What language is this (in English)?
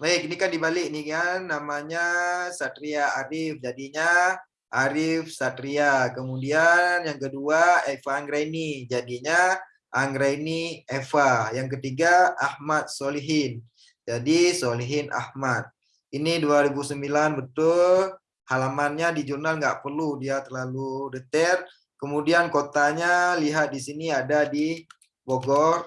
Indonesian